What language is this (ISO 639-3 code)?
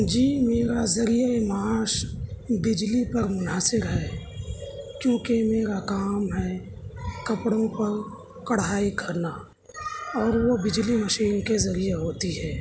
urd